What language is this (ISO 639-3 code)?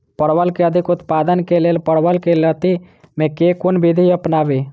mai